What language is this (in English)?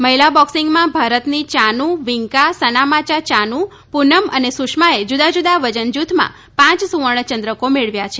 Gujarati